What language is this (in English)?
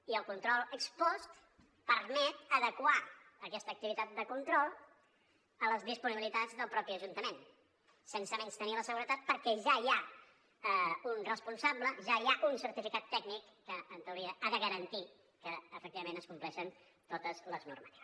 Catalan